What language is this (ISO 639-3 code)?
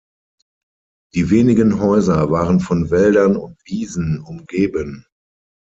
deu